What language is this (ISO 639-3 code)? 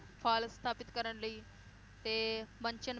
pan